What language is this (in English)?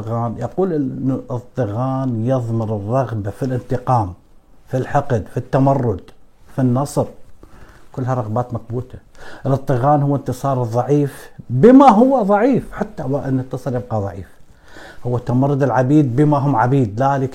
Arabic